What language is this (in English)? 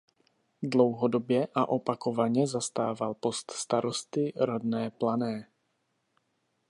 Czech